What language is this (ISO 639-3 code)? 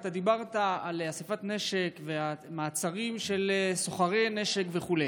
heb